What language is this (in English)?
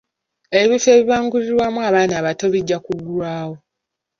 Ganda